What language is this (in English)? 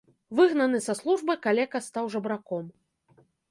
Belarusian